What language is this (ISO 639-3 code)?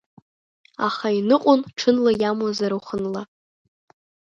abk